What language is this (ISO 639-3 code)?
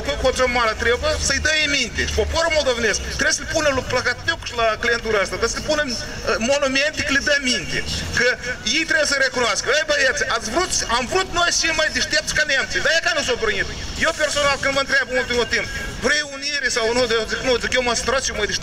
ron